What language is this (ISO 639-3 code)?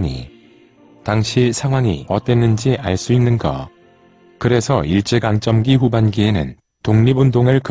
kor